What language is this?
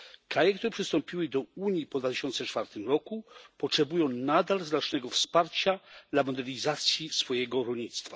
Polish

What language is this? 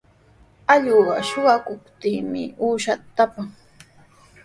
Sihuas Ancash Quechua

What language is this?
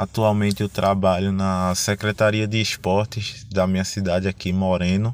Portuguese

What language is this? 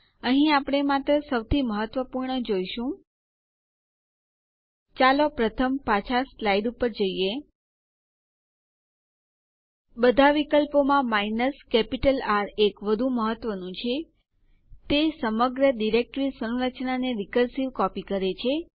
Gujarati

